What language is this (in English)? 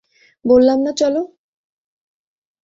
Bangla